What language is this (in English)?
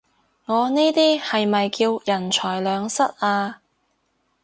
Cantonese